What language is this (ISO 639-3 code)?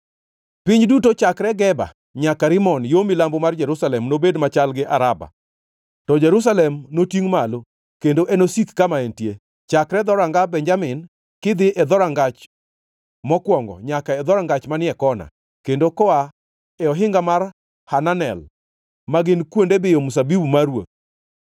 luo